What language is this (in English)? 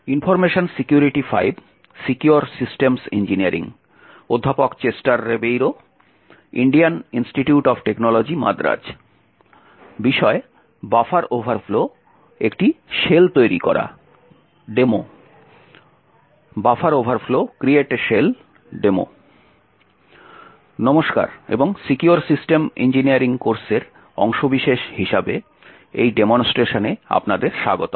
Bangla